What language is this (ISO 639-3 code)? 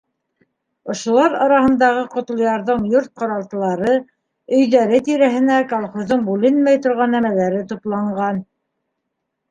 bak